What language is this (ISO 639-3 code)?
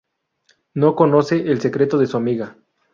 spa